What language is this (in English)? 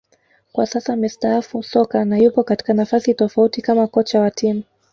Swahili